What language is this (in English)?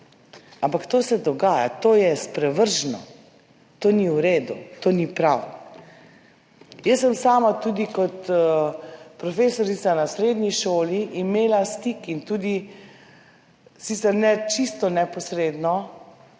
Slovenian